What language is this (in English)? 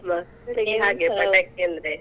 Kannada